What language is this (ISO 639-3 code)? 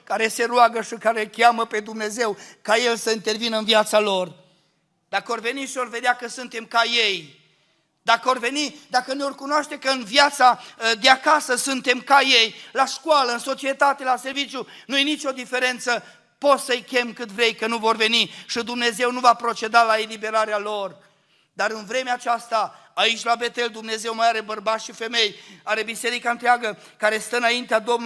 ron